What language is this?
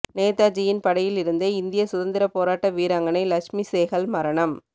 Tamil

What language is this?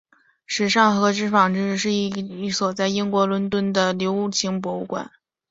Chinese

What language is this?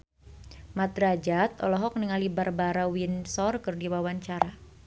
Sundanese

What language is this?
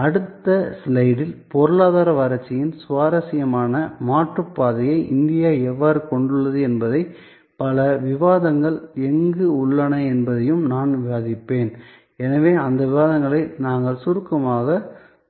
Tamil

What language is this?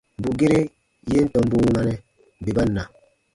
Baatonum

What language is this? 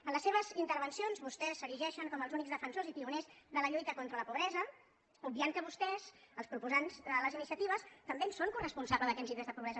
Catalan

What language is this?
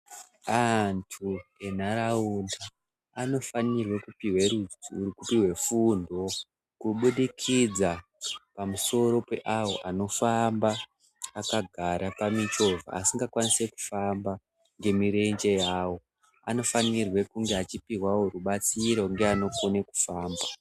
Ndau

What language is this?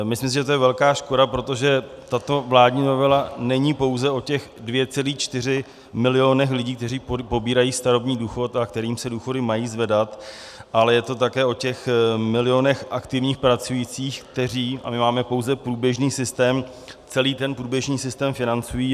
Czech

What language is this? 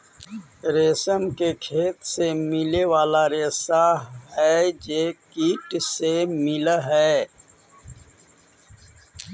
Magahi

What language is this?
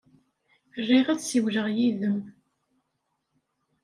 Kabyle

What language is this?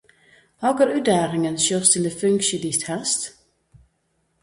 Western Frisian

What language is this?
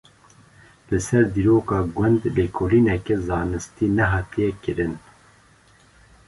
Kurdish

